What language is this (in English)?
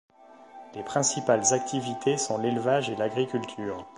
French